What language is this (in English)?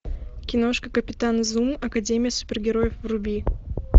Russian